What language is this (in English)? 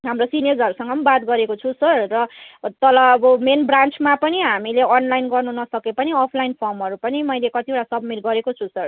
Nepali